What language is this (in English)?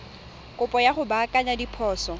Tswana